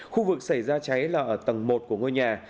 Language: Vietnamese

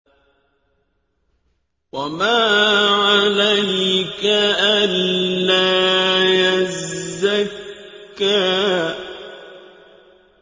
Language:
Arabic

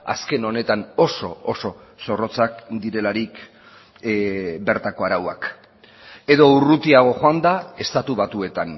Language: Basque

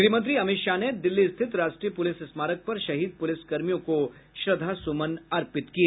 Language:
Hindi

